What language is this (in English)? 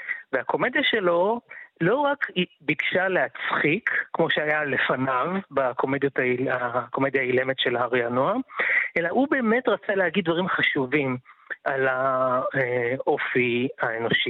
Hebrew